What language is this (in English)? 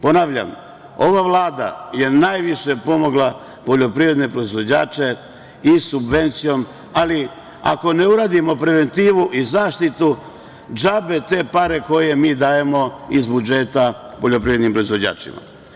Serbian